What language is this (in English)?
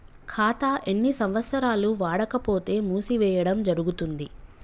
Telugu